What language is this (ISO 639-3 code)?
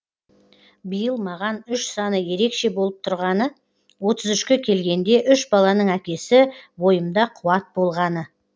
kaz